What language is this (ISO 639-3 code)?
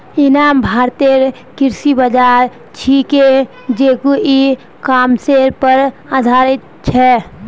mag